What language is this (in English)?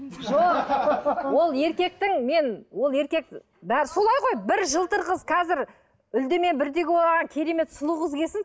Kazakh